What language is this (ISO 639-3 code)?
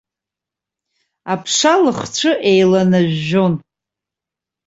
abk